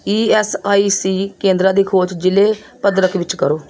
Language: Punjabi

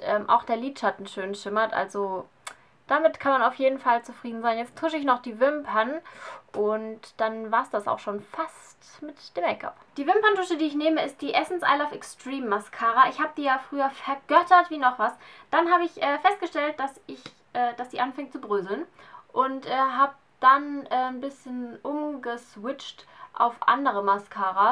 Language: German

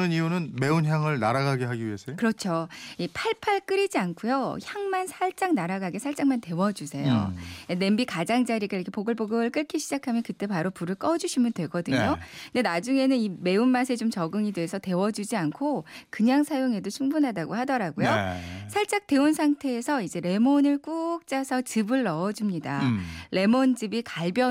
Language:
Korean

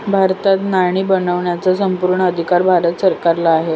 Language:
Marathi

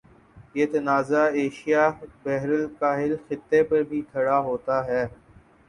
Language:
Urdu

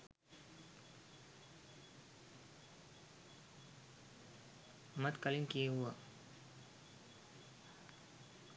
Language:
Sinhala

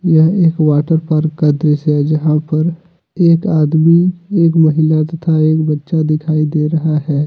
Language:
Hindi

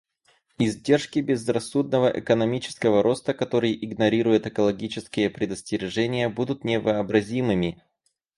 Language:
Russian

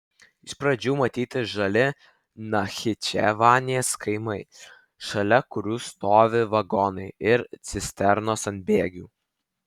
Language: Lithuanian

